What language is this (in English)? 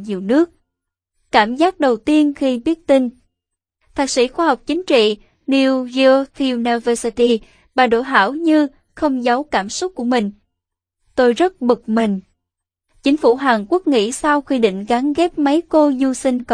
Vietnamese